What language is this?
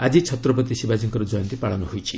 Odia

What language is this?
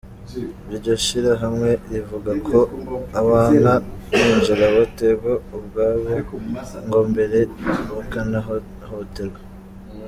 Kinyarwanda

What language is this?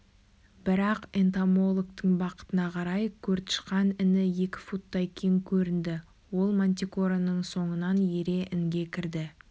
Kazakh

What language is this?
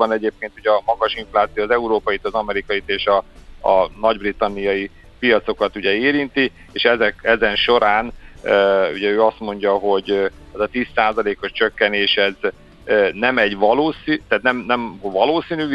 Hungarian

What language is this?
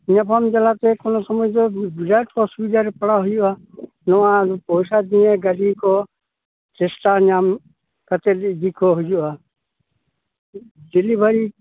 Santali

